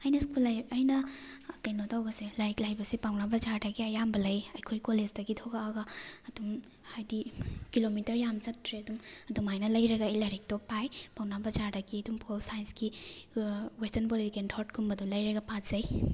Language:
Manipuri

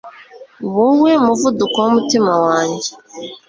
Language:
Kinyarwanda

